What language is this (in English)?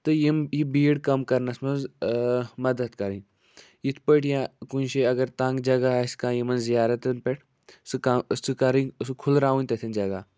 Kashmiri